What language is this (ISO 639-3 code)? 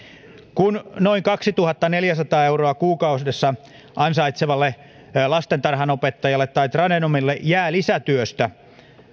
fin